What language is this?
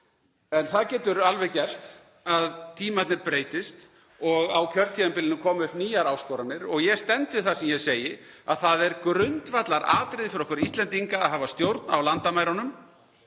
Icelandic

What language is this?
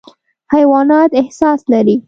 Pashto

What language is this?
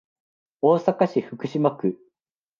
Japanese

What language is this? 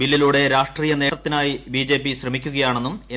Malayalam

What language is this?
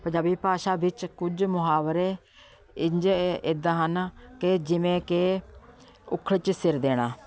Punjabi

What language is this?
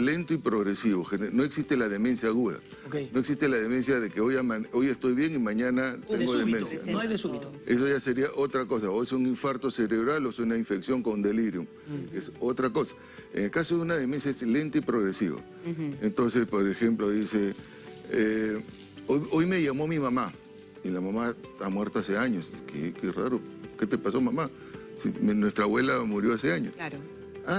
Spanish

